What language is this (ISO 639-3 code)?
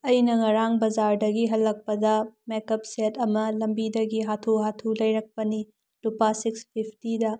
mni